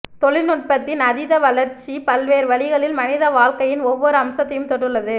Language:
Tamil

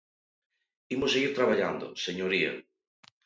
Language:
Galician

